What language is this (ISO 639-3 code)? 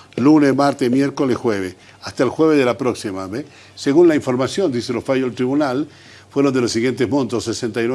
spa